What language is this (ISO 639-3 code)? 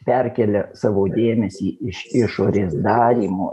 lit